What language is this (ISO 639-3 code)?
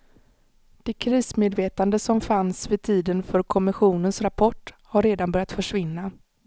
swe